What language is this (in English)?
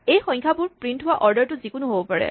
Assamese